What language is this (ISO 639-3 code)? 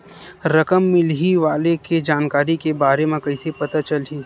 hne